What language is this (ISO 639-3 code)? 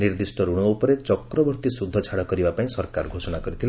ori